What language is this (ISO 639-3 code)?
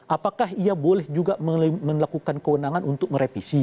ind